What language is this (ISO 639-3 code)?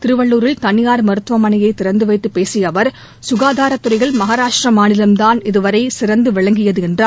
tam